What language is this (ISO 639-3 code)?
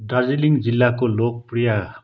nep